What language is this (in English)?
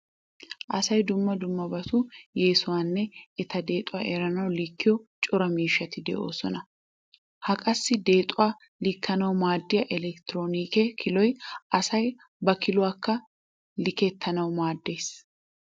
Wolaytta